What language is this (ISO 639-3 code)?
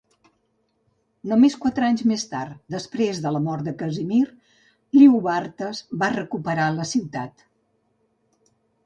cat